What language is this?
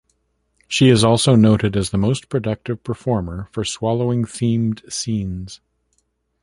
English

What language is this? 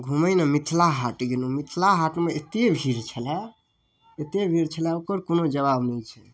Maithili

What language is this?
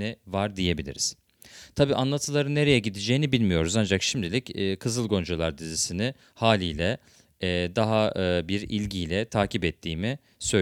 Turkish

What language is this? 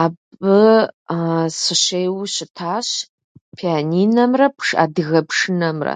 Kabardian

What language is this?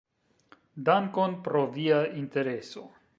Esperanto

